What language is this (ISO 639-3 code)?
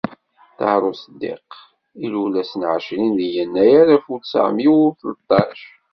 kab